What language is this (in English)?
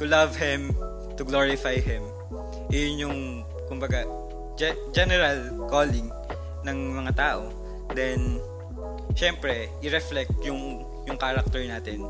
Filipino